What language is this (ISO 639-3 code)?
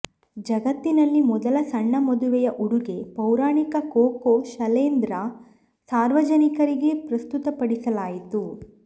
kan